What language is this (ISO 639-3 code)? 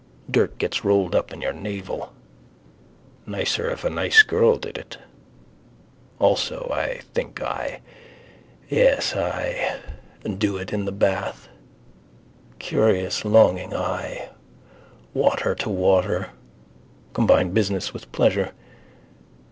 eng